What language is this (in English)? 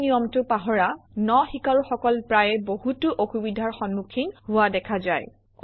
Assamese